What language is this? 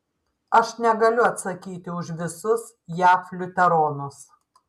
Lithuanian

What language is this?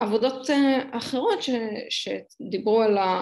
Hebrew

